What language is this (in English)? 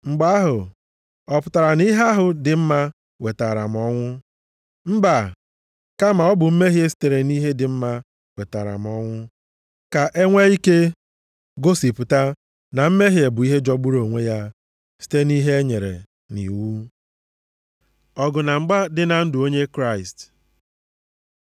Igbo